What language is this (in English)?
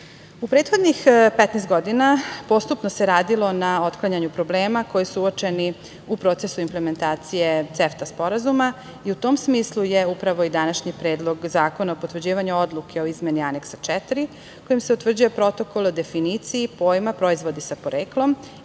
Serbian